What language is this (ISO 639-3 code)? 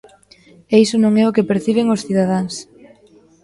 glg